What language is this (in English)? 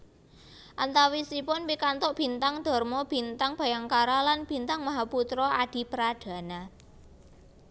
Javanese